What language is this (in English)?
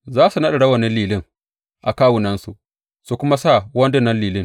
Hausa